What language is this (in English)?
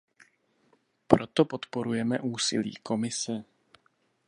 Czech